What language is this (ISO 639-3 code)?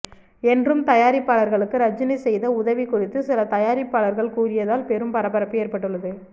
tam